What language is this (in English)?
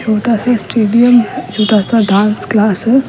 Hindi